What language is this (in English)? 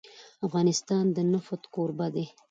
Pashto